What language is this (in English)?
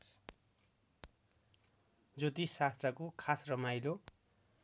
Nepali